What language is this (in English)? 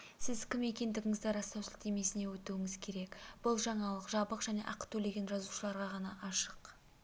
Kazakh